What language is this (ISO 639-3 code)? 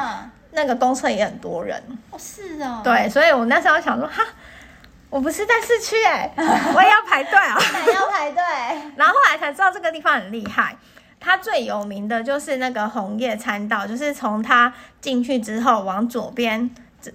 zho